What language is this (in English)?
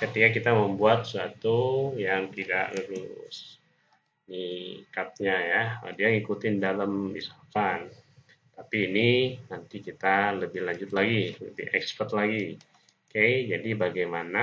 Indonesian